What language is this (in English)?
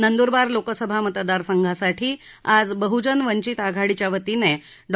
Marathi